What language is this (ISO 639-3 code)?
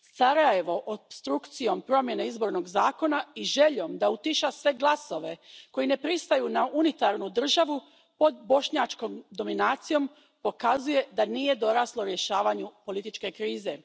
hrv